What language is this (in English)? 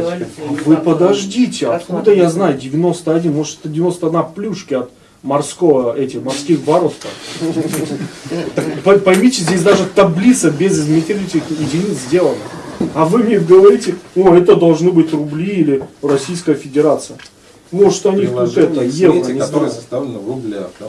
Russian